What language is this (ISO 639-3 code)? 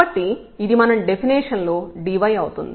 tel